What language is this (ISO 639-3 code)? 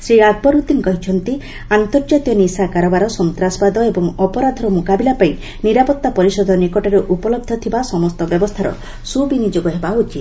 ori